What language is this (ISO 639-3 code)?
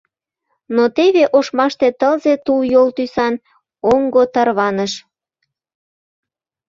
chm